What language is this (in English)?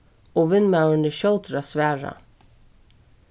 Faroese